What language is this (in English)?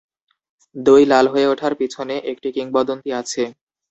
Bangla